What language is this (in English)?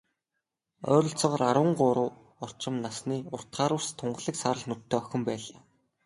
Mongolian